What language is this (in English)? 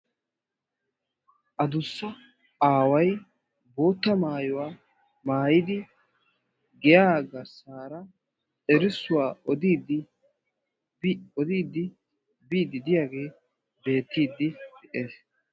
Wolaytta